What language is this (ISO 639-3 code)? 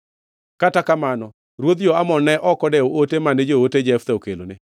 luo